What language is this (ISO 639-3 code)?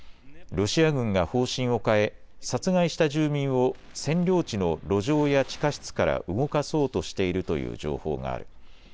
jpn